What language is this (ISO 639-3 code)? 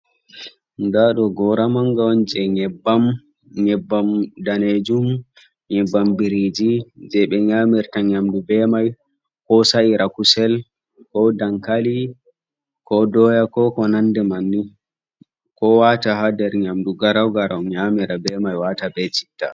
ful